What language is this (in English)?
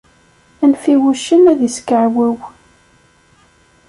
Kabyle